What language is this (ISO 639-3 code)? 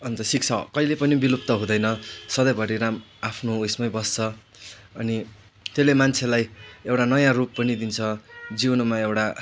nep